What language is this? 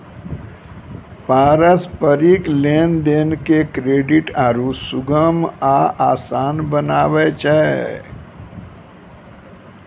Maithili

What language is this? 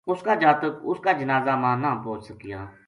Gujari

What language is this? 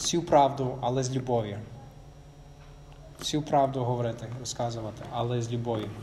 Ukrainian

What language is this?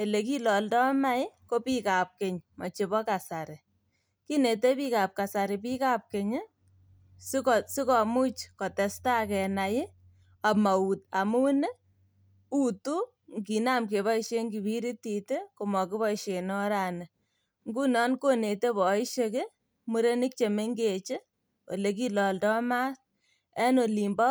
Kalenjin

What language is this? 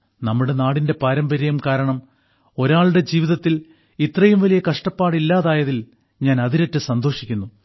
Malayalam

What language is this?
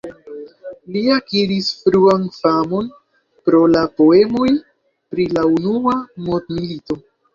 Esperanto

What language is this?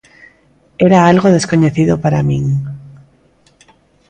Galician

